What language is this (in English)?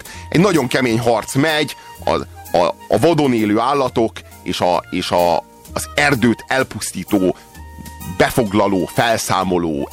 Hungarian